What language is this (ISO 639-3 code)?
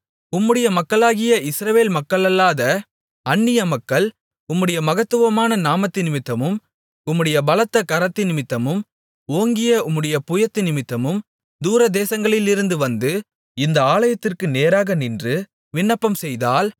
tam